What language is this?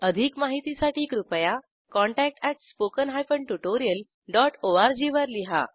Marathi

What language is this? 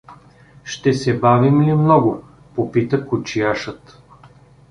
Bulgarian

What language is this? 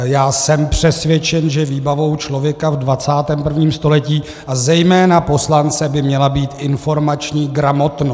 Czech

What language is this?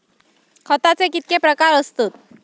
Marathi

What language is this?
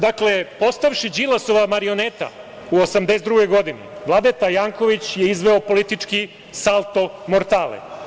Serbian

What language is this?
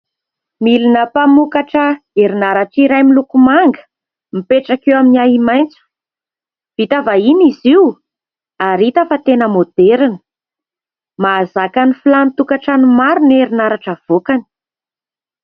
Malagasy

